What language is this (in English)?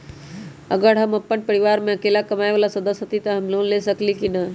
Magahi